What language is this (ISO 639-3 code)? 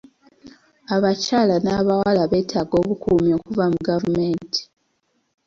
lug